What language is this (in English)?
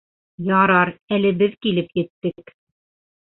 Bashkir